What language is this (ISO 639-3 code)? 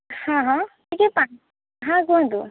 ori